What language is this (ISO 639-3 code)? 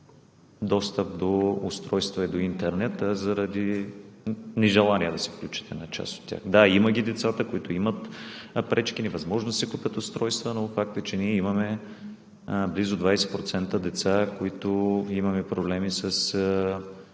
bul